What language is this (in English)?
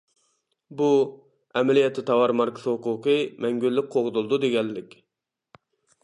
Uyghur